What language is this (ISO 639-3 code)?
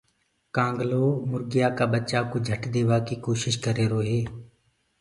ggg